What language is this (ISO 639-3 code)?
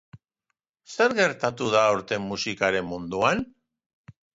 eus